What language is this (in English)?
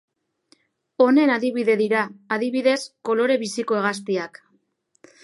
Basque